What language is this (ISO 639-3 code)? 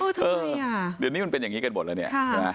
tha